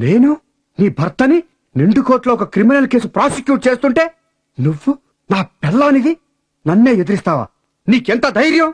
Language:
Telugu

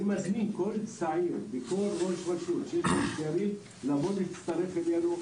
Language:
Hebrew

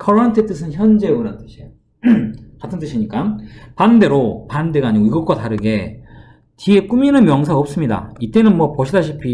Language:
Korean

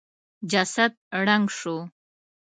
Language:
Pashto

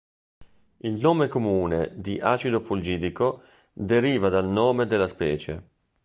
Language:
Italian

